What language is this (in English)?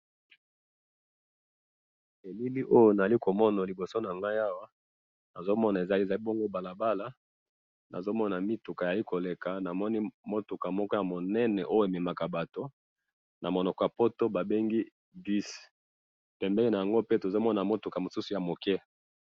Lingala